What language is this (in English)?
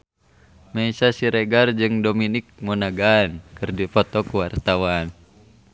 Sundanese